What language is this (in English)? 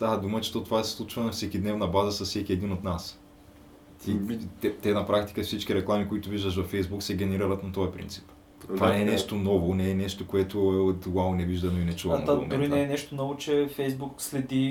Bulgarian